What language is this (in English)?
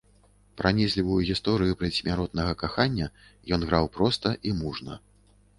Belarusian